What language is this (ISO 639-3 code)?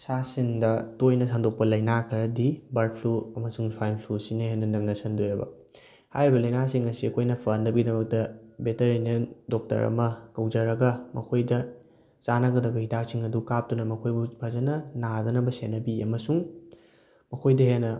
mni